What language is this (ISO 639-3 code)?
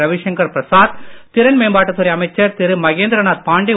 tam